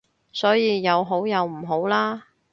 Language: Cantonese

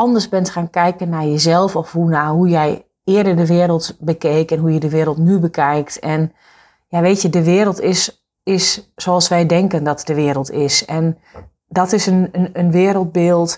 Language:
Dutch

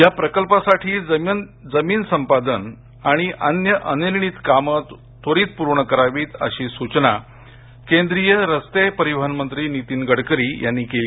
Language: Marathi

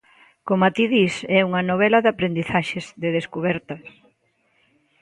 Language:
Galician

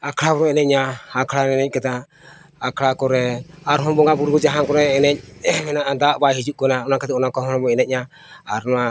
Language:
Santali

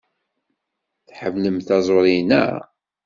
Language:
Kabyle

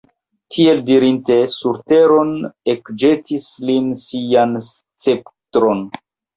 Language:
Esperanto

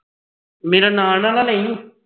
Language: Punjabi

